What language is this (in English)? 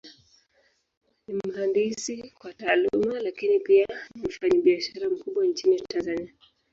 Swahili